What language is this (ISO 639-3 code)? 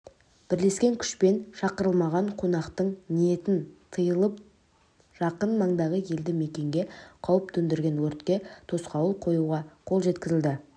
kaz